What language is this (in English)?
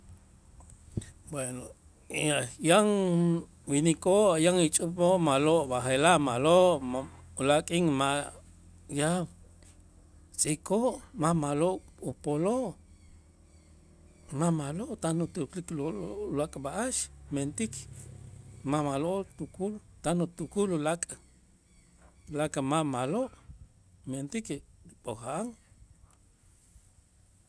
Itzá